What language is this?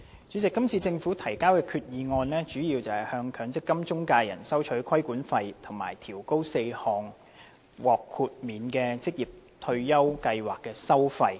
Cantonese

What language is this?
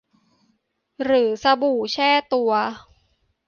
Thai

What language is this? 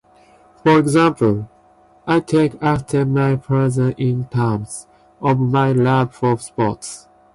English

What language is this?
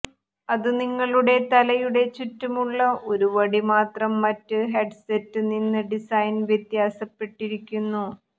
Malayalam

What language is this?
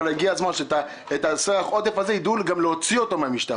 Hebrew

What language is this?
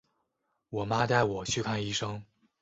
Chinese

